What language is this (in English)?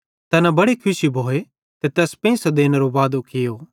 Bhadrawahi